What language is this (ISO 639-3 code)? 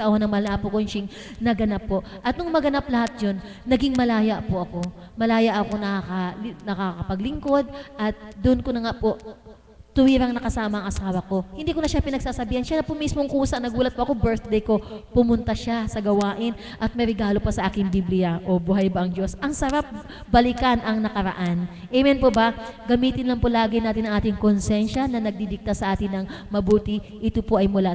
fil